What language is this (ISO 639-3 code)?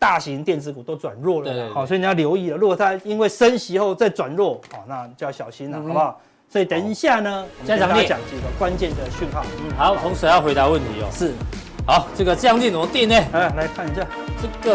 zho